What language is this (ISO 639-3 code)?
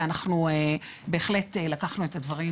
heb